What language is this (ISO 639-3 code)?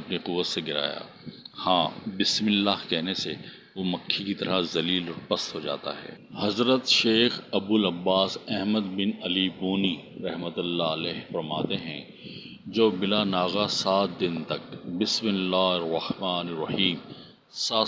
urd